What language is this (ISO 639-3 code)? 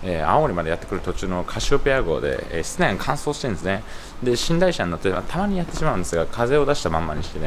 jpn